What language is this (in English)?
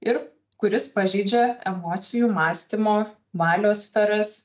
Lithuanian